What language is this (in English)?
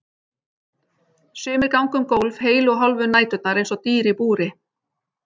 Icelandic